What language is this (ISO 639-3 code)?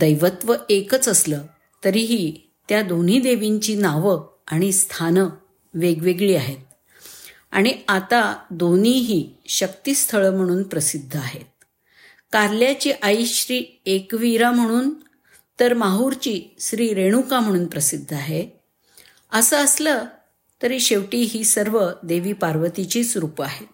mar